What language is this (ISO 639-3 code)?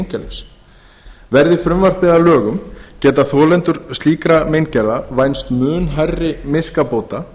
isl